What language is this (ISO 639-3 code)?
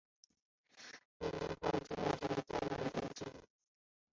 zho